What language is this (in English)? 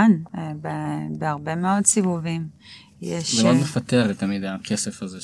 Hebrew